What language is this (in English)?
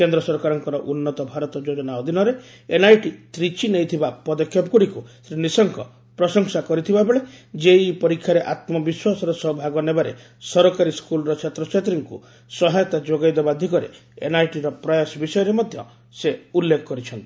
Odia